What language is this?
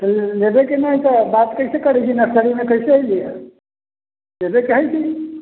Maithili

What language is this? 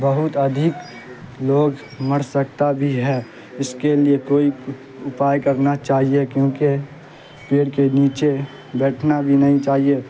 Urdu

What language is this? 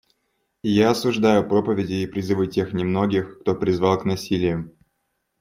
Russian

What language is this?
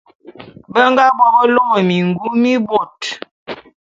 Bulu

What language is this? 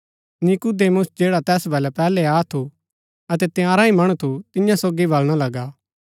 Gaddi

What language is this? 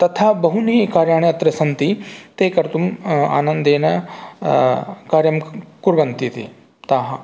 Sanskrit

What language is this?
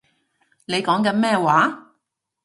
Cantonese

